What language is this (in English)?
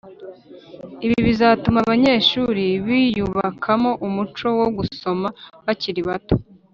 Kinyarwanda